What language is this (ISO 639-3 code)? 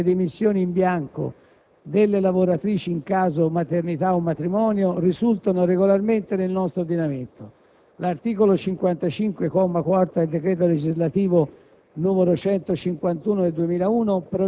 ita